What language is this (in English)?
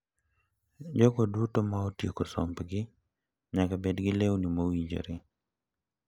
Luo (Kenya and Tanzania)